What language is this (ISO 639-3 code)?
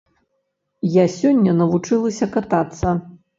bel